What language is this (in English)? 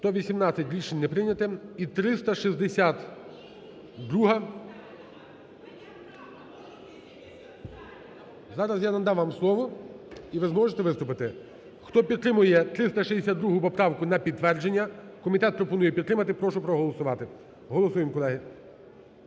Ukrainian